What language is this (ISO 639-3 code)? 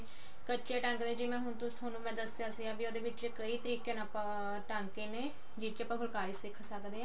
pan